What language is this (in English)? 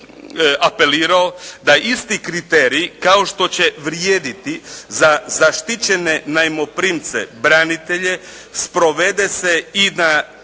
Croatian